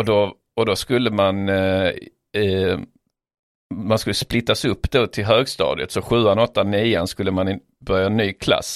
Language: Swedish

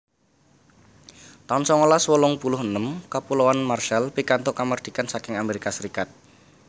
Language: Javanese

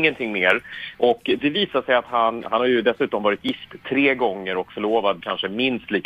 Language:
Swedish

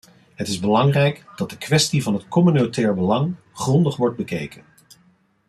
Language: Dutch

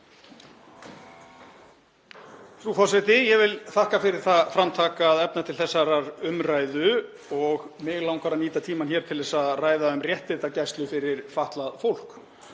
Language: Icelandic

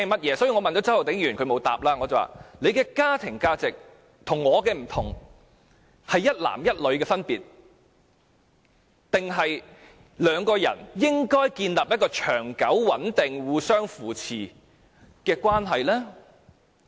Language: Cantonese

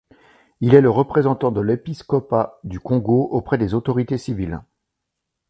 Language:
French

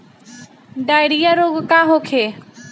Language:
Bhojpuri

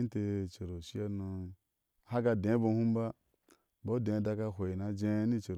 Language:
Ashe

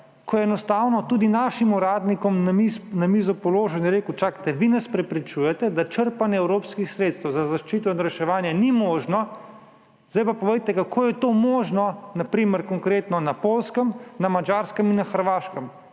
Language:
Slovenian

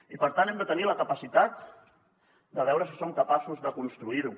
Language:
Catalan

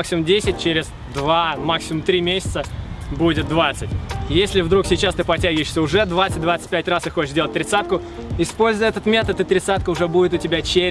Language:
Russian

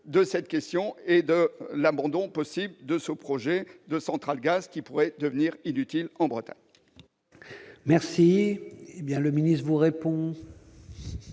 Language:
French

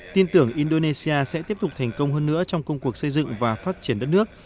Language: Vietnamese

